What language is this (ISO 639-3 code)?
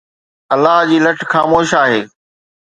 snd